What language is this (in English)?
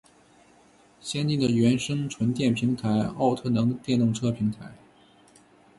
Chinese